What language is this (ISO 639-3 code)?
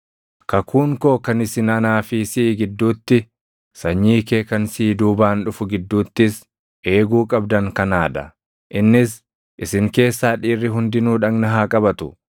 orm